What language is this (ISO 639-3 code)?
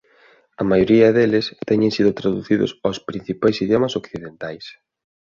glg